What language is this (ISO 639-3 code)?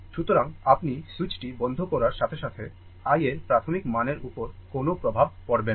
ben